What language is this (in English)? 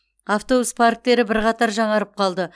Kazakh